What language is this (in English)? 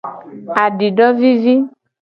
Gen